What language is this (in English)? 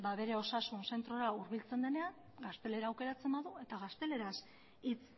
Basque